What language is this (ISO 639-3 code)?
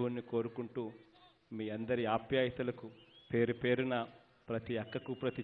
tel